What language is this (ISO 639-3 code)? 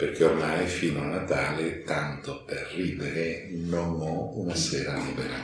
ita